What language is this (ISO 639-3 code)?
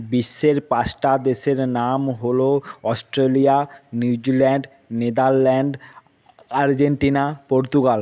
ben